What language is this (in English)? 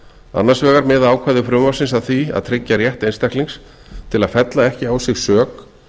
Icelandic